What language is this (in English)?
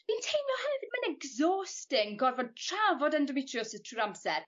Welsh